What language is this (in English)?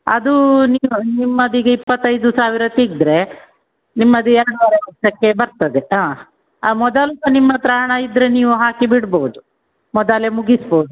Kannada